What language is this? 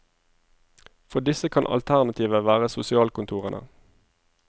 Norwegian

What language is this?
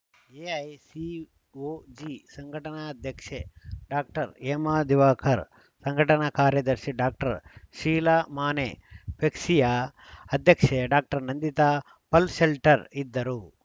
Kannada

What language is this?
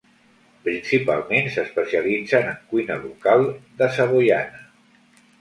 Catalan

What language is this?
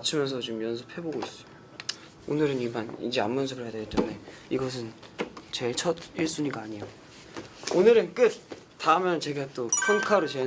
Korean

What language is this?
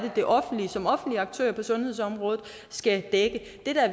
Danish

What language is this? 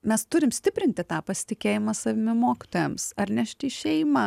Lithuanian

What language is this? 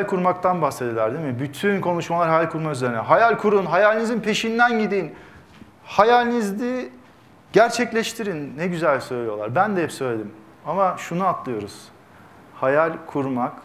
Turkish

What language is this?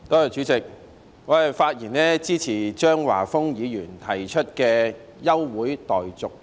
Cantonese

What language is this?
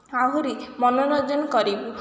Odia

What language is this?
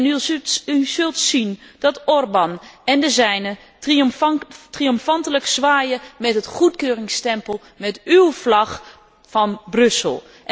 Dutch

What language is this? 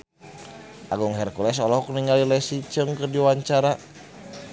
Sundanese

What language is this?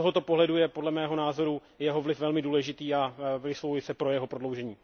Czech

